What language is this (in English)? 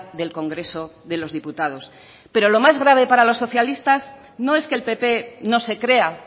Spanish